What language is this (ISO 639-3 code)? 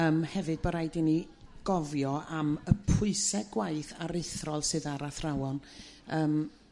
cym